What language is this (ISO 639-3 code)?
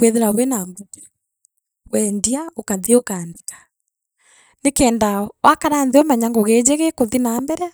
mer